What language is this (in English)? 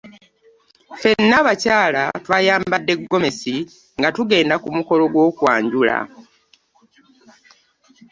Ganda